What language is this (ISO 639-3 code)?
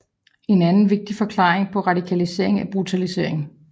dan